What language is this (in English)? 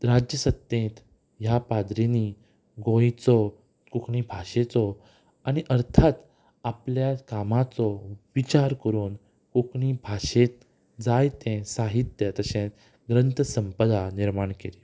Konkani